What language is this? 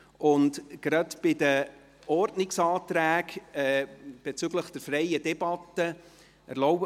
Swiss German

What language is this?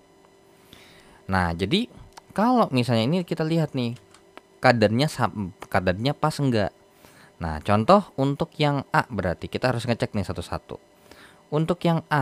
Indonesian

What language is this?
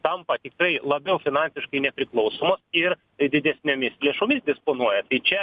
Lithuanian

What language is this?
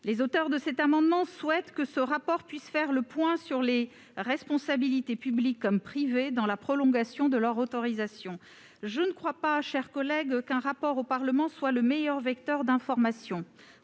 French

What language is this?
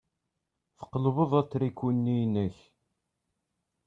Kabyle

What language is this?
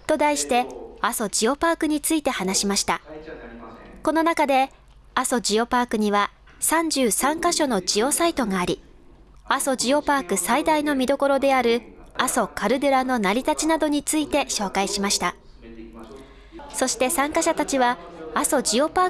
Japanese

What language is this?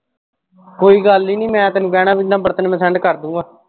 Punjabi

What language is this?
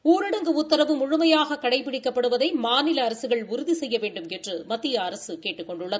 Tamil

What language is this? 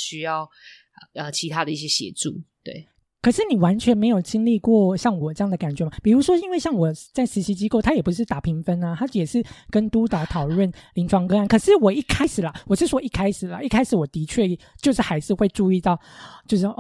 Chinese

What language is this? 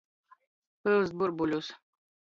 Latgalian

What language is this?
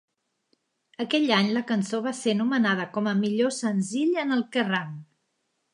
Catalan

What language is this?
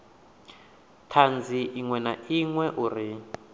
Venda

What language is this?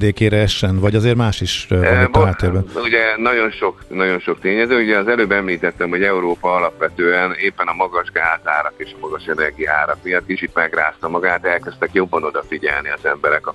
Hungarian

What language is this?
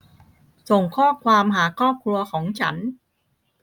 Thai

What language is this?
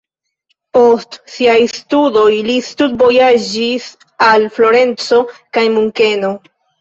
Esperanto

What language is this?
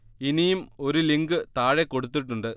Malayalam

